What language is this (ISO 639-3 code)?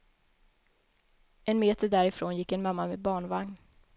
swe